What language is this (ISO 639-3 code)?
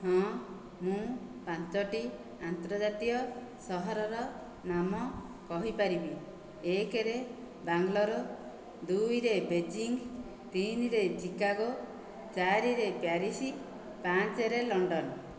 ori